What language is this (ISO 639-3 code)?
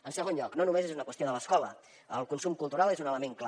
cat